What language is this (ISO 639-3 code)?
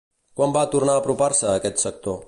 cat